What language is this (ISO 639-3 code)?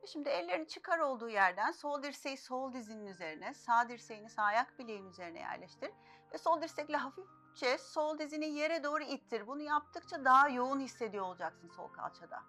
tur